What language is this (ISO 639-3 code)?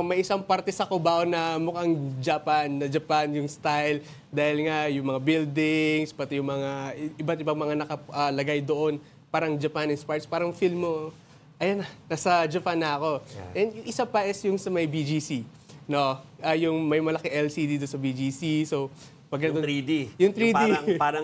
fil